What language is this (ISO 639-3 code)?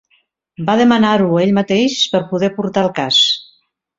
cat